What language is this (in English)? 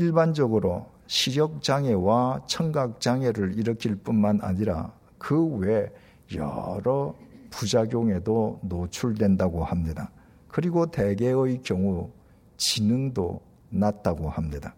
Korean